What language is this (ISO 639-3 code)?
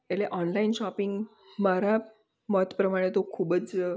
guj